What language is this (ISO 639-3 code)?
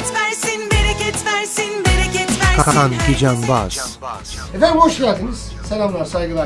tur